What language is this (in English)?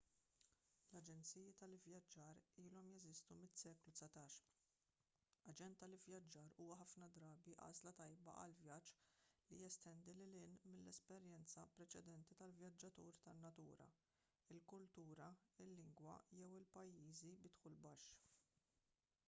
Maltese